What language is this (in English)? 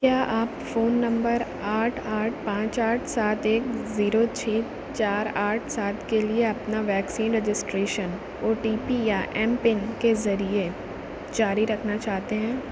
Urdu